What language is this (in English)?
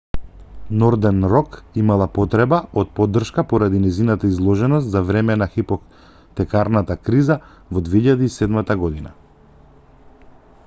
Macedonian